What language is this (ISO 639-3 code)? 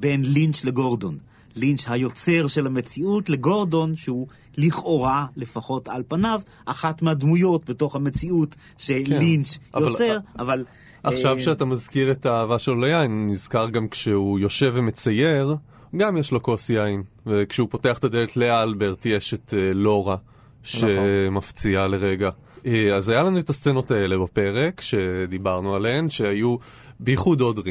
heb